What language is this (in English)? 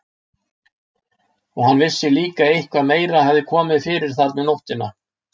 Icelandic